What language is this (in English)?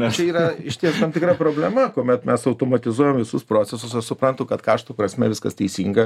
Lithuanian